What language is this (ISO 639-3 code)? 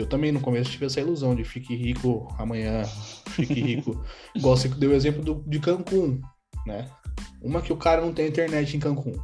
por